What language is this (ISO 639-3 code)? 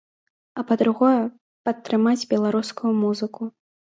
bel